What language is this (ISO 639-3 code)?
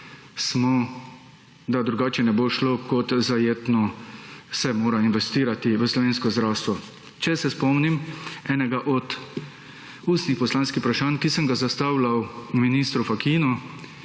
slv